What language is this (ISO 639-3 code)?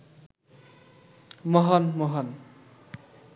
ben